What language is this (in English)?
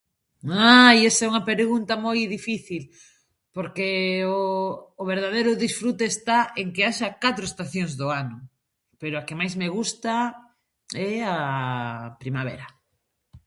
Galician